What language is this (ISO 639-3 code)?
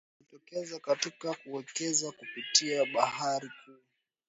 swa